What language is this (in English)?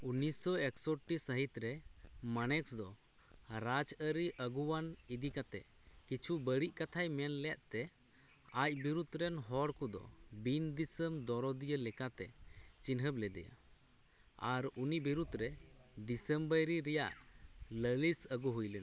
Santali